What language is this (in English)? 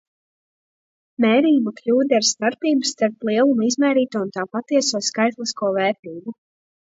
Latvian